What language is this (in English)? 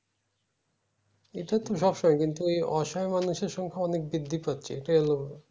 Bangla